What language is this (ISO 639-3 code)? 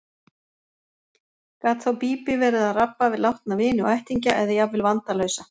isl